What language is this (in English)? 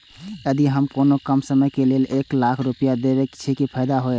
Maithili